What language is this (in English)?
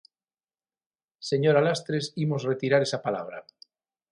Galician